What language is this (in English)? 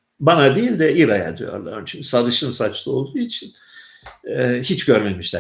Turkish